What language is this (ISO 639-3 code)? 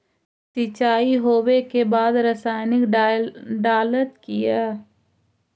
mag